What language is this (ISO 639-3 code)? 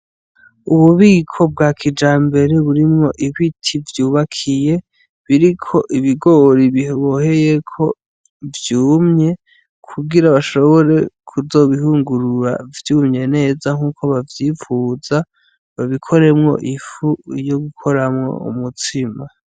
run